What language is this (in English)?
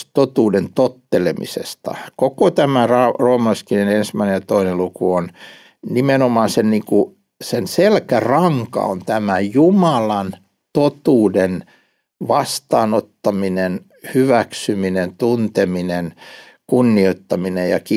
Finnish